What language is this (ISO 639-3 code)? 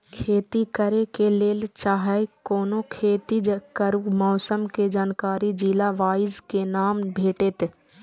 mai